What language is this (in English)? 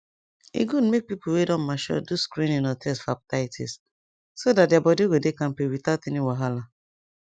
Nigerian Pidgin